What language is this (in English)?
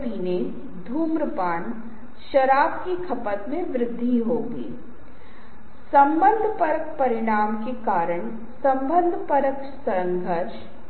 Hindi